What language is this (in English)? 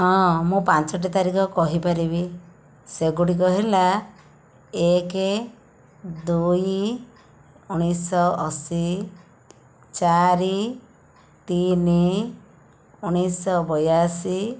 Odia